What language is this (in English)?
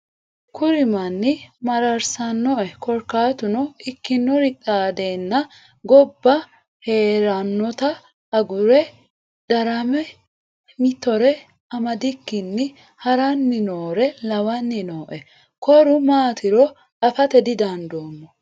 Sidamo